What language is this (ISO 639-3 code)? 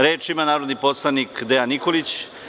srp